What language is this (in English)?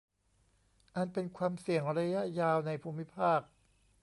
Thai